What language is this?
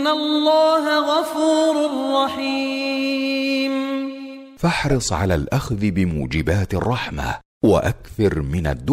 Arabic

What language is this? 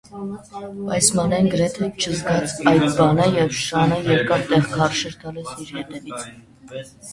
Armenian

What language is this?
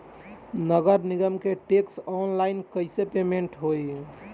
Bhojpuri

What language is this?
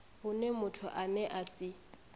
Venda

